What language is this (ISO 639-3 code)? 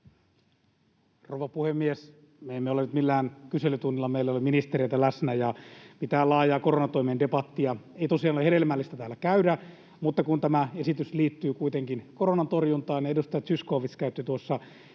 fin